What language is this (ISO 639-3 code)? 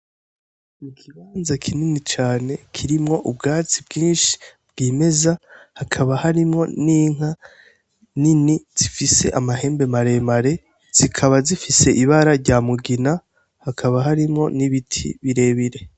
run